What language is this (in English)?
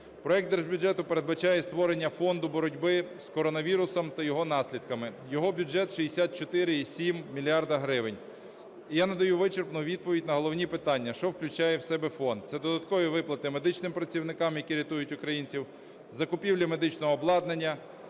Ukrainian